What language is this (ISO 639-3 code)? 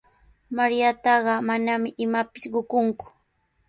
qws